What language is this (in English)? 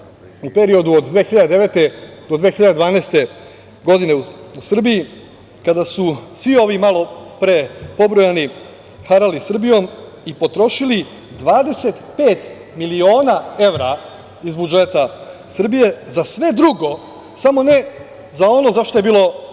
Serbian